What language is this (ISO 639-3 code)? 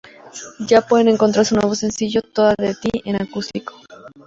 spa